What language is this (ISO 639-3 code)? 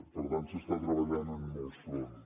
cat